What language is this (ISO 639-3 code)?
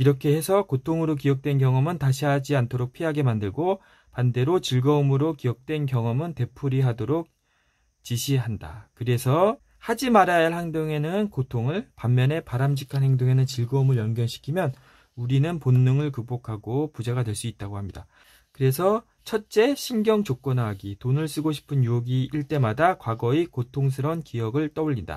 kor